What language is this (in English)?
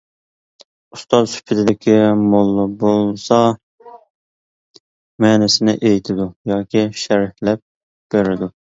Uyghur